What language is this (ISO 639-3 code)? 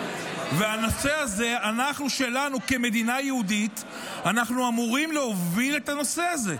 heb